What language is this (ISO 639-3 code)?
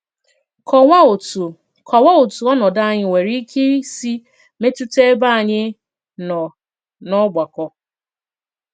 ibo